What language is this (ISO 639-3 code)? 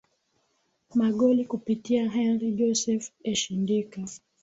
swa